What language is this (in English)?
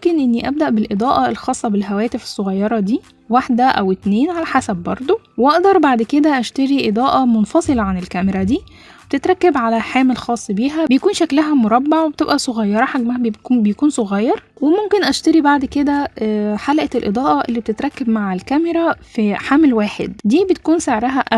Arabic